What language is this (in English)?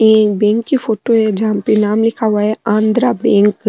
Rajasthani